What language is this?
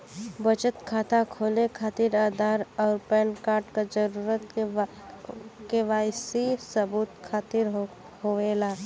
Bhojpuri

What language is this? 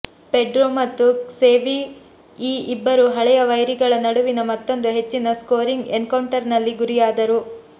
Kannada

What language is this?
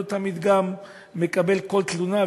Hebrew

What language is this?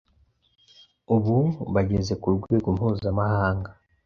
Kinyarwanda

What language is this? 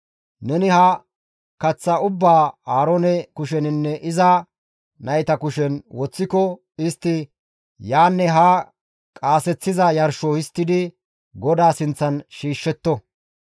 Gamo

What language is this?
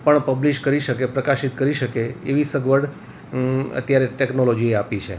Gujarati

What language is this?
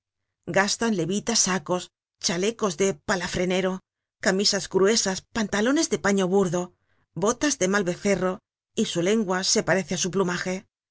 Spanish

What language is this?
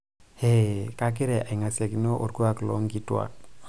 Masai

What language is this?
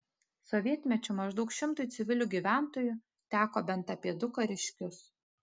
Lithuanian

